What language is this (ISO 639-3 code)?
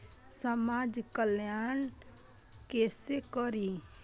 mai